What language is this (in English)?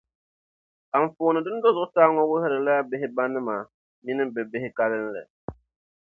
Dagbani